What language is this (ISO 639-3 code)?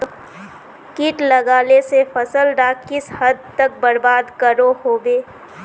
mag